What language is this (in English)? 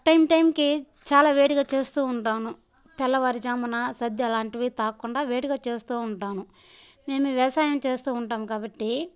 Telugu